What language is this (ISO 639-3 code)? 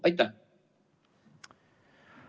est